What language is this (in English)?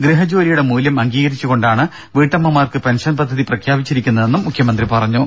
Malayalam